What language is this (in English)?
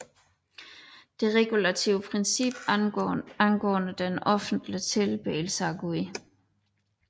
Danish